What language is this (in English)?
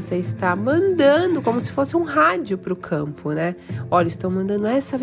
Portuguese